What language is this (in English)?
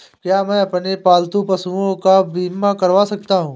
Hindi